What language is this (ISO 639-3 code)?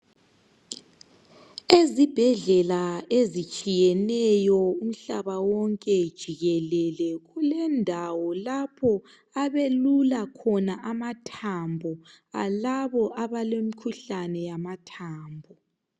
nde